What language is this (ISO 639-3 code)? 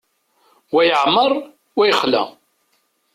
kab